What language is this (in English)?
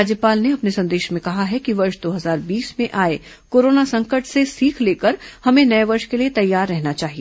Hindi